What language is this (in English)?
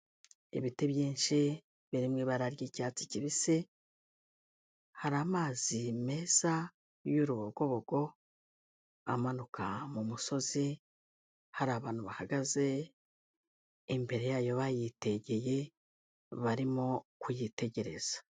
Kinyarwanda